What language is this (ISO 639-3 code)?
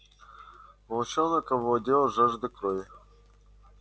rus